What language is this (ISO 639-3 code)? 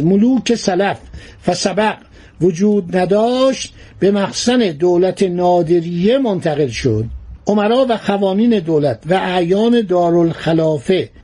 fas